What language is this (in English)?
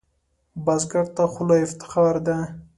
Pashto